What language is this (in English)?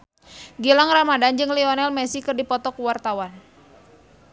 Sundanese